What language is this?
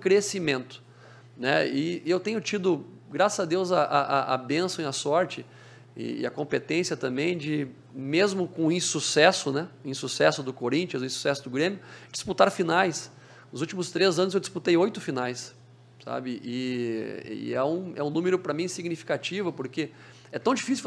Portuguese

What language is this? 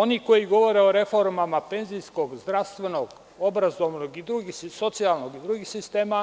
Serbian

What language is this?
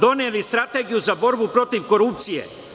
Serbian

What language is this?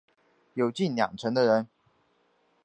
Chinese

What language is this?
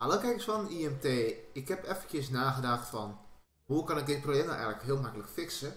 Dutch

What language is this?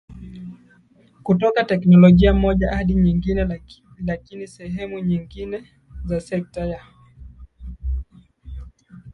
Swahili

